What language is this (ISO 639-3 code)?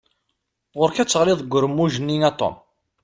kab